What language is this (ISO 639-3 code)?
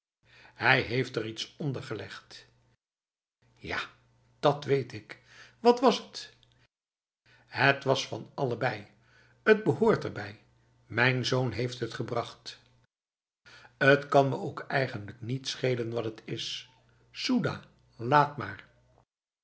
nld